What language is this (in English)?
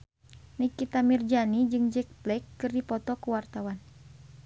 Sundanese